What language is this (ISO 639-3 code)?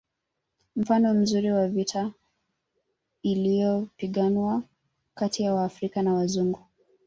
swa